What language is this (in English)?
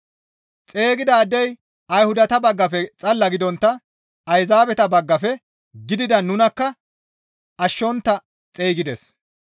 Gamo